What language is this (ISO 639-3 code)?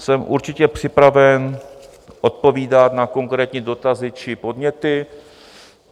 ces